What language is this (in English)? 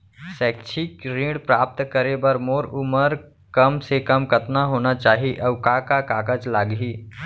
Chhattisgarhi